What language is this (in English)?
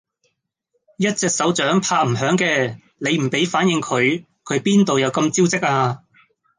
Cantonese